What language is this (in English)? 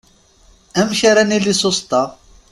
Kabyle